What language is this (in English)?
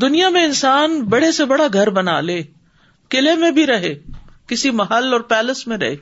Urdu